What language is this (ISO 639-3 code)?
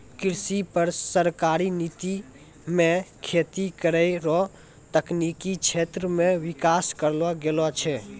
mai